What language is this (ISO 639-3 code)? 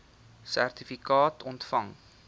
afr